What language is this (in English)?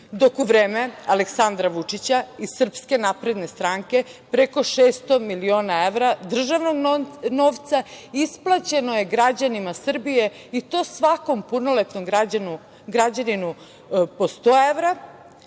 Serbian